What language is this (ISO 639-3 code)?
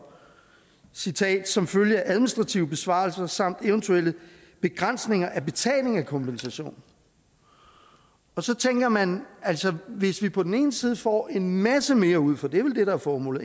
dan